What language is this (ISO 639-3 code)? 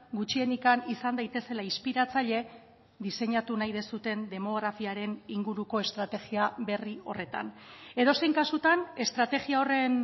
eus